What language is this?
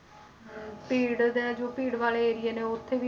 Punjabi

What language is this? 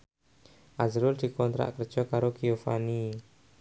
Javanese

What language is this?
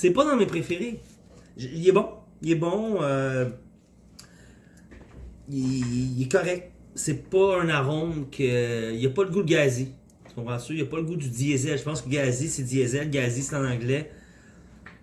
French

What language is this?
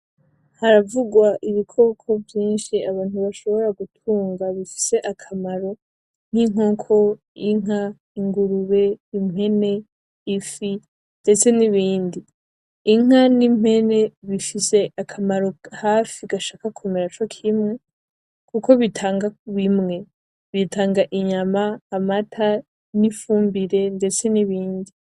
Rundi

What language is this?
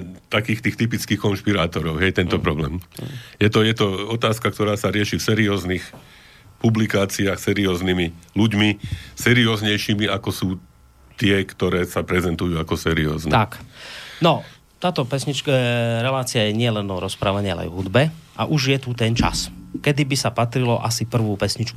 Slovak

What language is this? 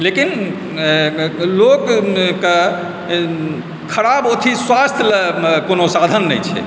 Maithili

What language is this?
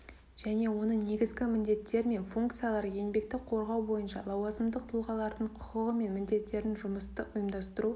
Kazakh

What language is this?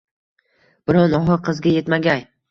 Uzbek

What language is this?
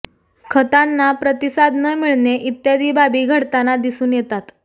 Marathi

